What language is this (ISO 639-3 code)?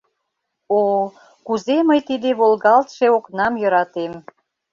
chm